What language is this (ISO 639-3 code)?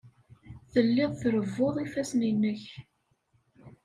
kab